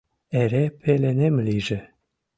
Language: Mari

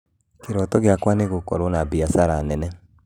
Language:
Kikuyu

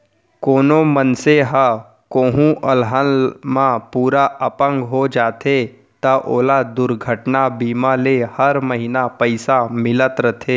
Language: Chhattisgarhi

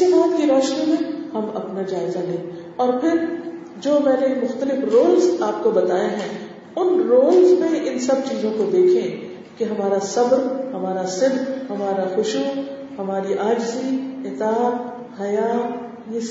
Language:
Urdu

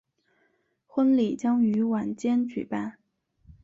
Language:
Chinese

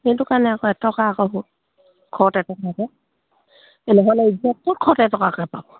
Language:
Assamese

